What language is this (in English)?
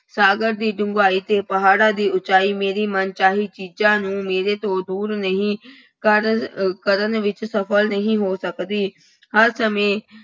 Punjabi